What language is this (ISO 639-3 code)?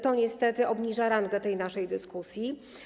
pol